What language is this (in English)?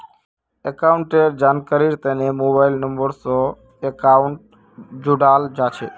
Magahi